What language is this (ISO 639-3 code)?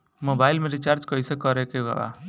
bho